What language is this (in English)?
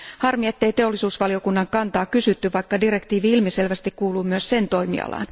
Finnish